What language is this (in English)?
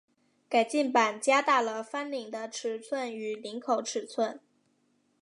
Chinese